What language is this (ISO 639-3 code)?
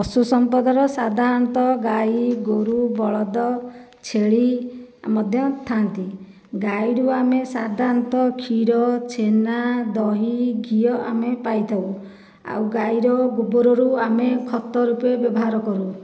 ori